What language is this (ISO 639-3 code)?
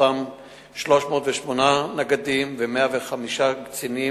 heb